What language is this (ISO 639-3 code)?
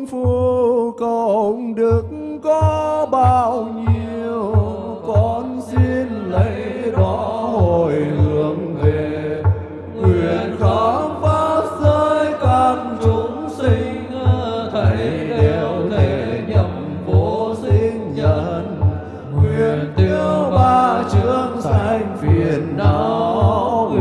vie